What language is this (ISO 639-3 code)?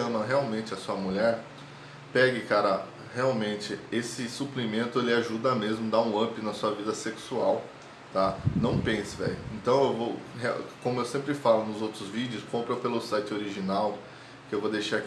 por